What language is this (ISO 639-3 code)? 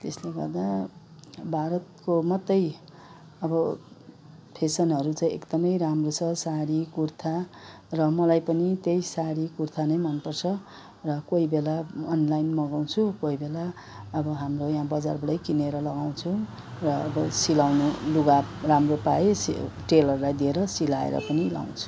nep